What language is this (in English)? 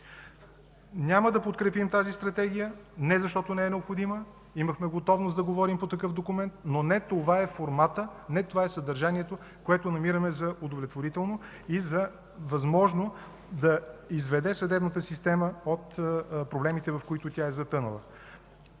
Bulgarian